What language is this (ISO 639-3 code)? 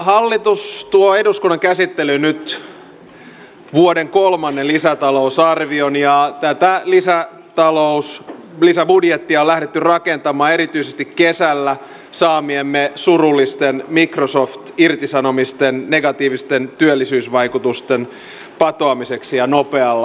fin